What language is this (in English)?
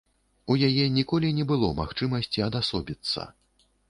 Belarusian